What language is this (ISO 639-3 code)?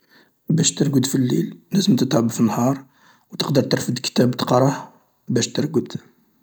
arq